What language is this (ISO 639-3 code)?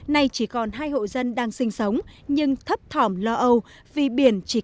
vie